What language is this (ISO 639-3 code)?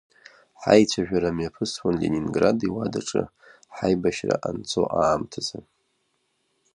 abk